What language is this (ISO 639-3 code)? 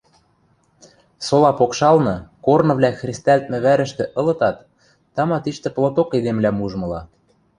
mrj